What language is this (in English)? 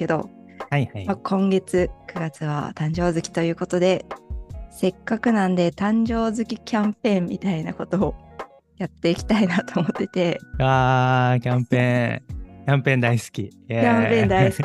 Japanese